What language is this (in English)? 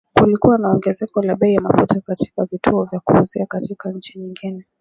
Swahili